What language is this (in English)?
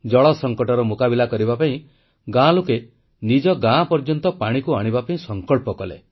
Odia